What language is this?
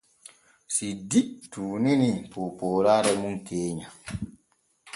Borgu Fulfulde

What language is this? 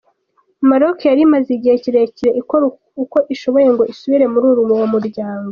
Kinyarwanda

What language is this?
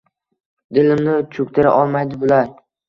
Uzbek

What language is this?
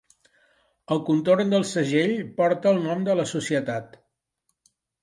Catalan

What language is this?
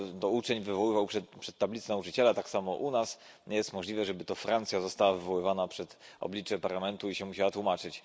Polish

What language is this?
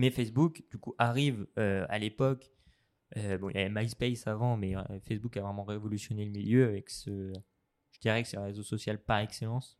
French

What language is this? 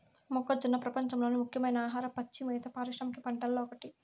Telugu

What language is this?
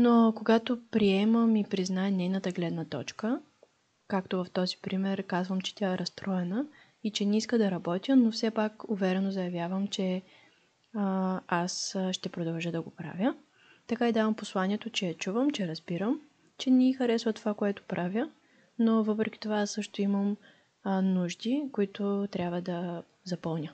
Bulgarian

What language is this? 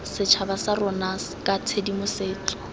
Tswana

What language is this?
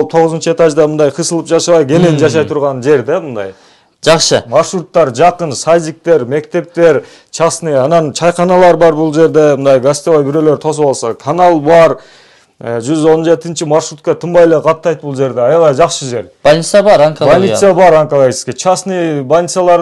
Turkish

